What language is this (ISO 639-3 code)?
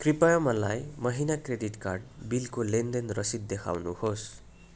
nep